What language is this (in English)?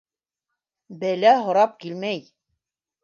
Bashkir